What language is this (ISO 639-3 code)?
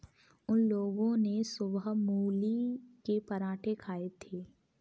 hin